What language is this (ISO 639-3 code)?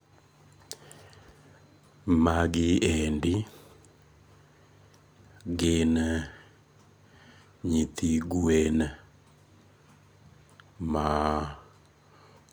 luo